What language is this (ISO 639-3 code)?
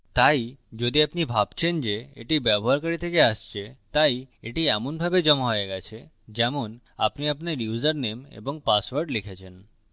ben